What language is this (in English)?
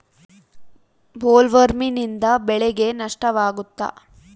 Kannada